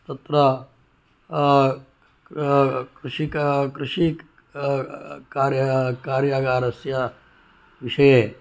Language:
Sanskrit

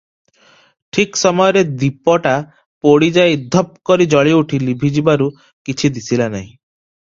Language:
Odia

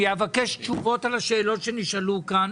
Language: Hebrew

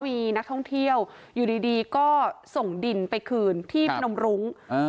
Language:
Thai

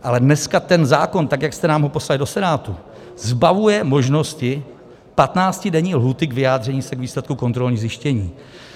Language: Czech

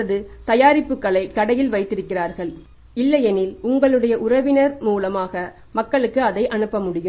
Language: Tamil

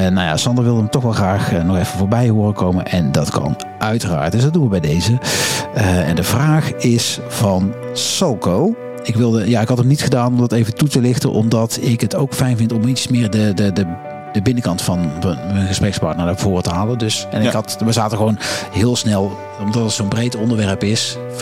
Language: Dutch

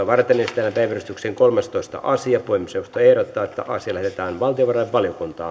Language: Finnish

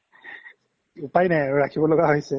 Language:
Assamese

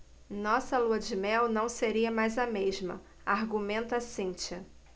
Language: Portuguese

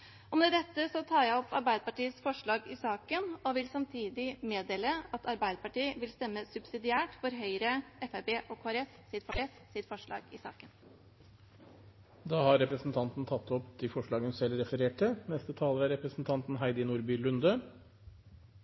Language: Norwegian Bokmål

